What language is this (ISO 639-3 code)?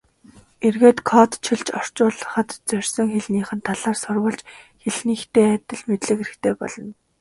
mon